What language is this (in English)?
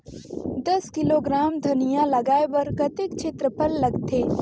Chhattisgarhi